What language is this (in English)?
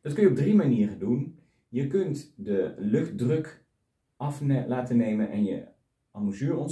Dutch